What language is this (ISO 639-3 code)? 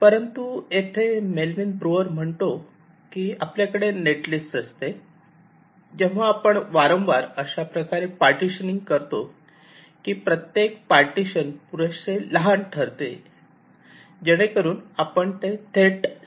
mar